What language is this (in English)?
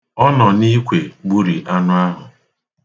Igbo